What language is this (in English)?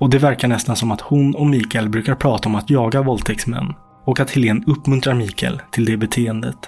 Swedish